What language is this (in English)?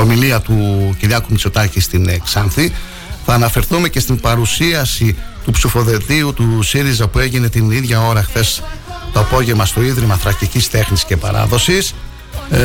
Greek